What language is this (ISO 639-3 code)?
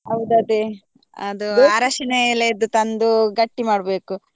kan